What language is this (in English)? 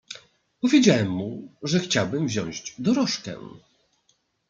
Polish